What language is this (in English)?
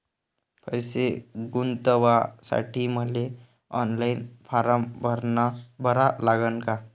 Marathi